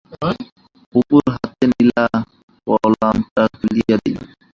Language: Bangla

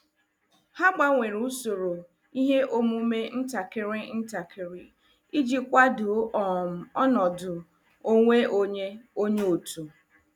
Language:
Igbo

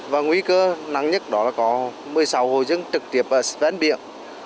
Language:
Vietnamese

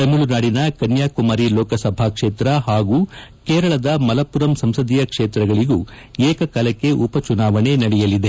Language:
Kannada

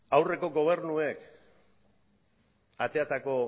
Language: Basque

